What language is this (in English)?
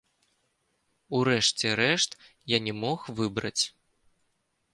Belarusian